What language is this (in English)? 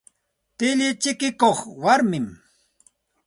Santa Ana de Tusi Pasco Quechua